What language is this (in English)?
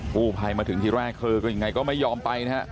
Thai